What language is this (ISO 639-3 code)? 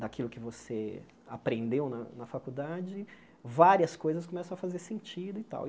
por